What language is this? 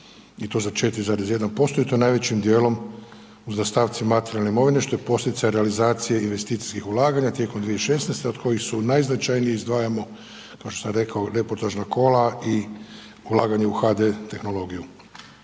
Croatian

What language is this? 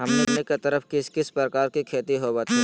Magahi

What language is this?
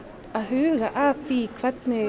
Icelandic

